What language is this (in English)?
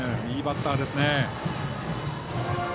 Japanese